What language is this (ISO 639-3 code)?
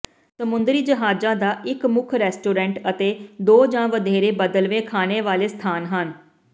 pan